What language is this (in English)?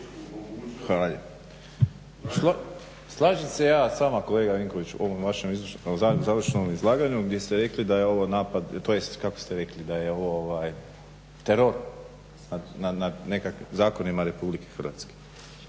Croatian